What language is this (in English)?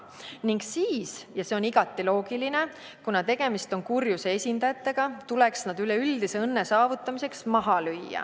Estonian